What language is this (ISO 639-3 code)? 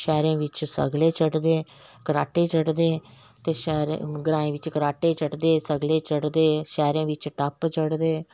doi